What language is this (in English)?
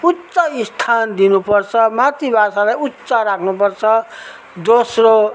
Nepali